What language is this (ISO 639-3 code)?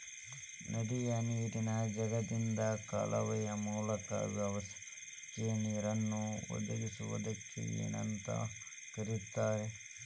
kan